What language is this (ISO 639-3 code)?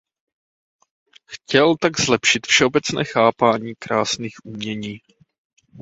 ces